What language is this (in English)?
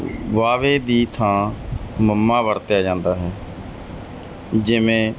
Punjabi